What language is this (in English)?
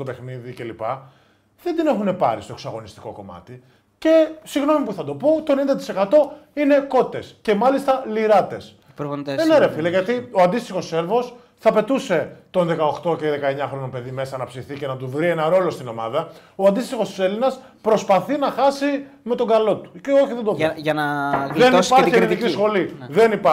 Greek